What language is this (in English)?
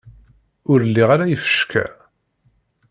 Kabyle